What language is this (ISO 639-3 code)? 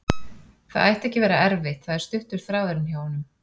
isl